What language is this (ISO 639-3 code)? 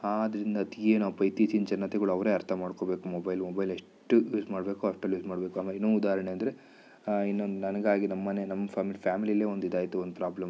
kan